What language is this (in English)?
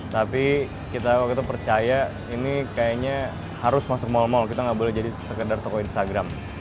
Indonesian